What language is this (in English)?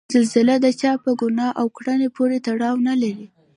Pashto